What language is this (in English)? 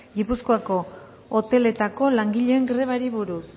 Basque